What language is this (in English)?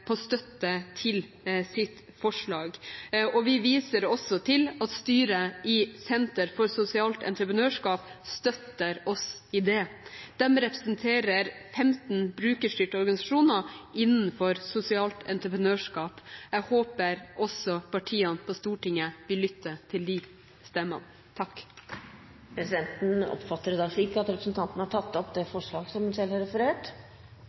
Norwegian Bokmål